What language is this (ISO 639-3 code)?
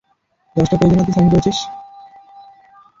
ben